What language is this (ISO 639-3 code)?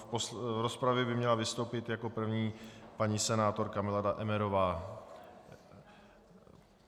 ces